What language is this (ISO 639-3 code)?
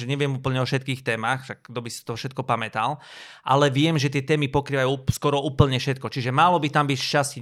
slk